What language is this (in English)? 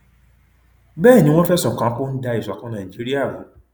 Yoruba